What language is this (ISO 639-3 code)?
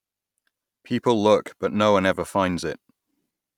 eng